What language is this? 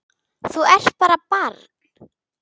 Icelandic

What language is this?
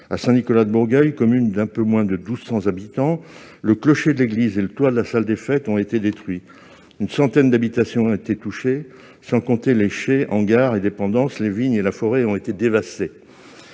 French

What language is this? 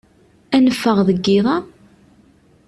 Kabyle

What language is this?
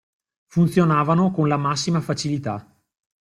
Italian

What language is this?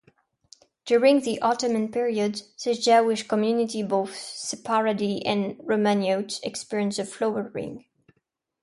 English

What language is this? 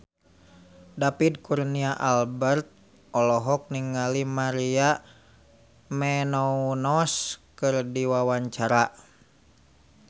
Sundanese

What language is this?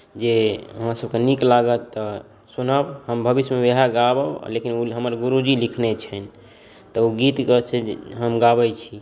Maithili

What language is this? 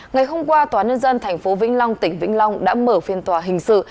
Vietnamese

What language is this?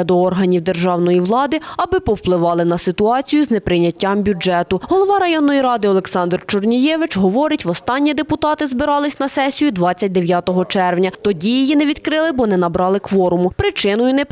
Ukrainian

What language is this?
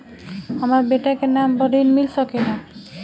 Bhojpuri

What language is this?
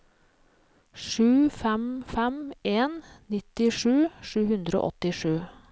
Norwegian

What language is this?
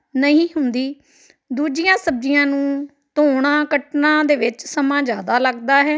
Punjabi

